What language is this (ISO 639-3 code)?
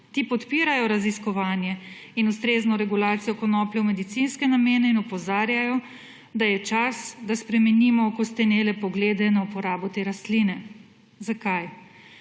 slv